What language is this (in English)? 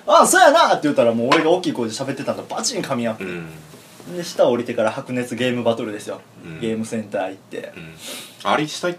Japanese